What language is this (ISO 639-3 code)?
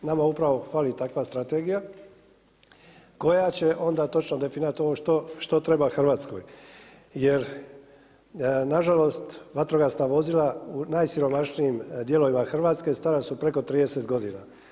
hrv